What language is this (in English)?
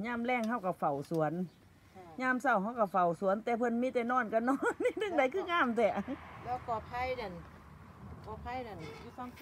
Thai